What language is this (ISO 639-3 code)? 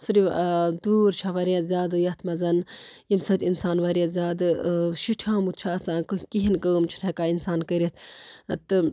kas